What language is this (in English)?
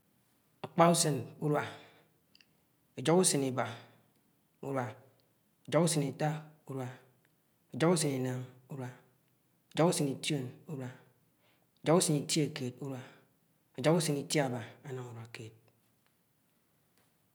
Anaang